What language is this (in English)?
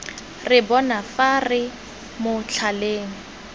Tswana